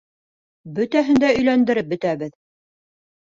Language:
Bashkir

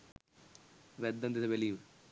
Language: Sinhala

